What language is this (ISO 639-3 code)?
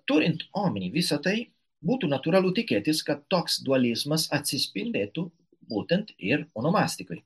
lit